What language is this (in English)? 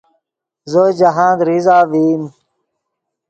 Yidgha